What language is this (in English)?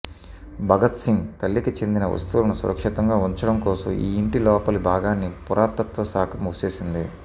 Telugu